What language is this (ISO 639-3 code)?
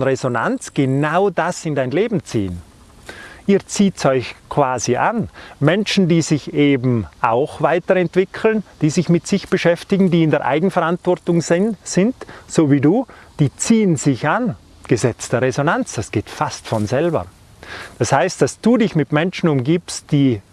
deu